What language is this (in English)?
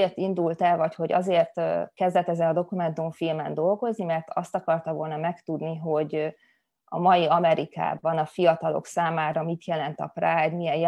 Hungarian